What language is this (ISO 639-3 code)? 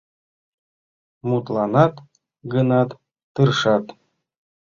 chm